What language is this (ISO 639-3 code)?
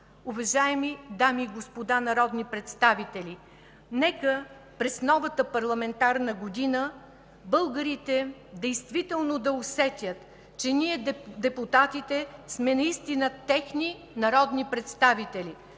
bul